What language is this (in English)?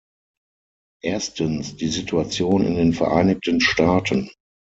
German